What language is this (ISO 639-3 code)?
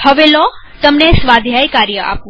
guj